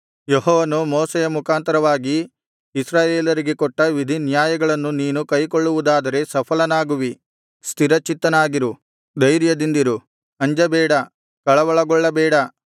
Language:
Kannada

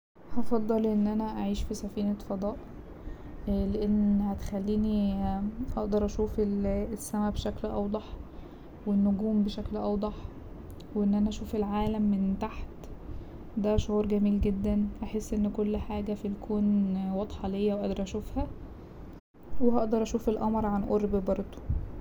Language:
Egyptian Arabic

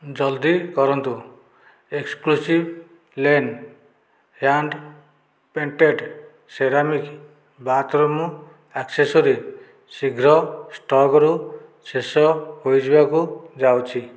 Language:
Odia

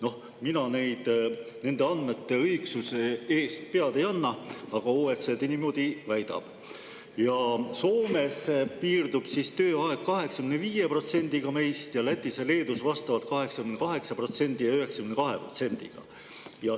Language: Estonian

